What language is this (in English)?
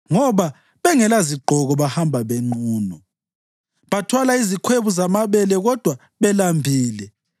North Ndebele